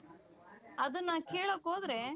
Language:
Kannada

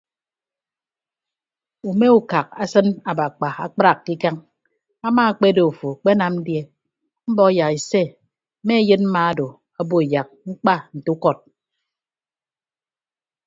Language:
Ibibio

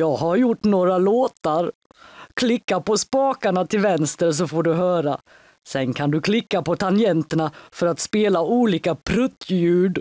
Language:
Swedish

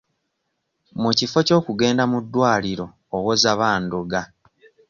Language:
Ganda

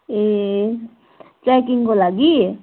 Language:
Nepali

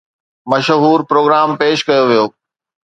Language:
Sindhi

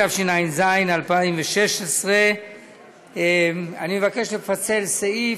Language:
Hebrew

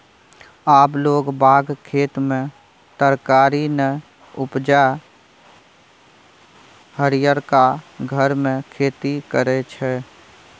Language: Maithili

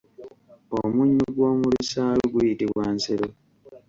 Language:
Ganda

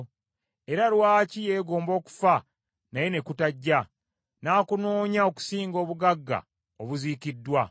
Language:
Ganda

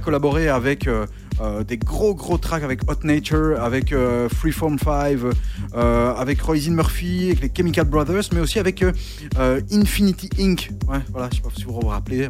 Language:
French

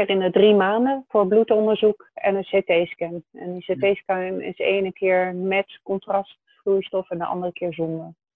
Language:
Dutch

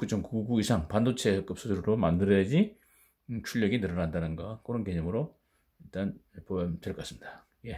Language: Korean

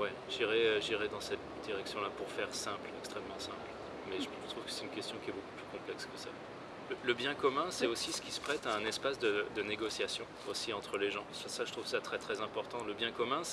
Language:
French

